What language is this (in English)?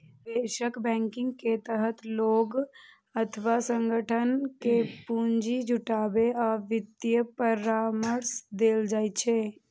Maithili